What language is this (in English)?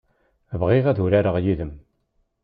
Kabyle